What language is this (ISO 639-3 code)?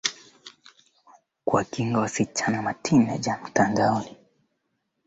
swa